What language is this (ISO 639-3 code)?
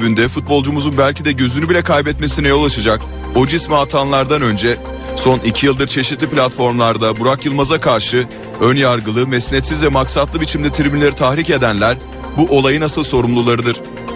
tur